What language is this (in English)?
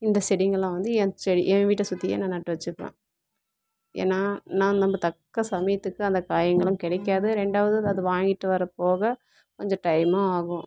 Tamil